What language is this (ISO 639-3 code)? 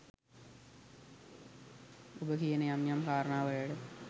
sin